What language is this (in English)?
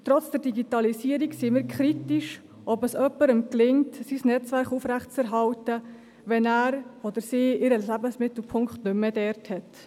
Swiss German